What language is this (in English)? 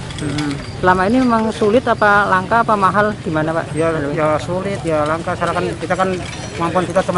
Indonesian